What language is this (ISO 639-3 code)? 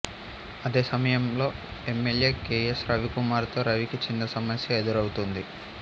tel